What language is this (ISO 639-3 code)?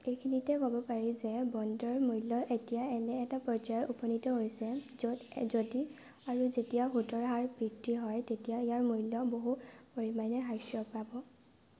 asm